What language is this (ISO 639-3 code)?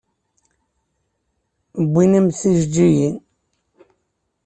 kab